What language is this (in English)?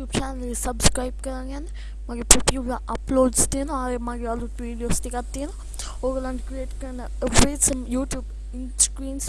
English